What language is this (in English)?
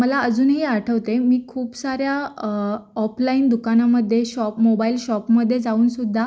Marathi